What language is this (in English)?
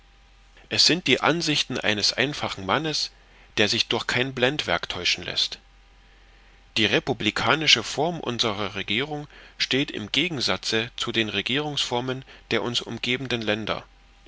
German